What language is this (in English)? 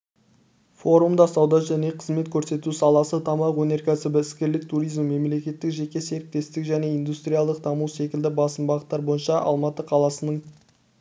Kazakh